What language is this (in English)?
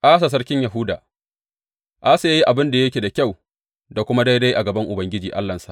Hausa